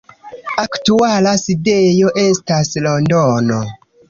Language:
Esperanto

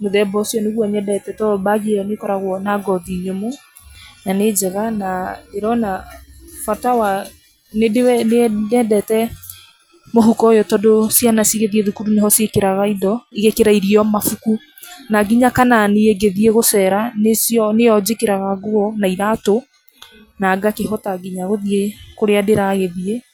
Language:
Kikuyu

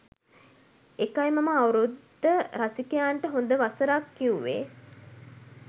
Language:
Sinhala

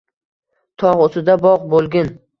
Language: Uzbek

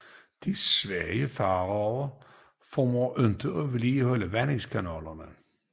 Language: Danish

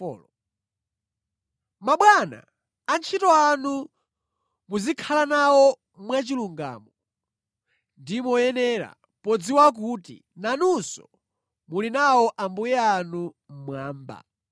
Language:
Nyanja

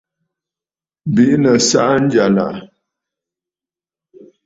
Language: Bafut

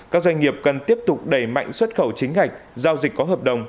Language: Vietnamese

